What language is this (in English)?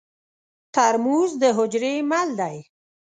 Pashto